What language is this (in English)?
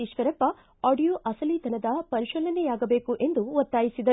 Kannada